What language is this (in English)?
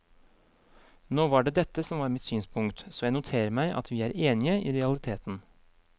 Norwegian